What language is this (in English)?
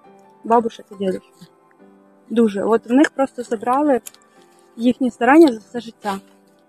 Ukrainian